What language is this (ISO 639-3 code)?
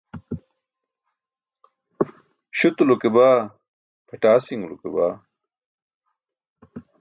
bsk